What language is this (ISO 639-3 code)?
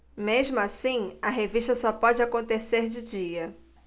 por